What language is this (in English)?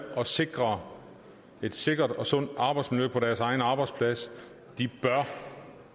Danish